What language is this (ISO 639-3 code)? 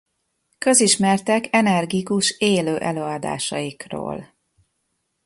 hun